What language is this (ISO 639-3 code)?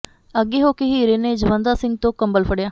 pan